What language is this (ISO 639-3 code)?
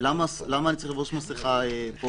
heb